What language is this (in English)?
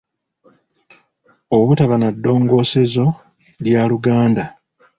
Ganda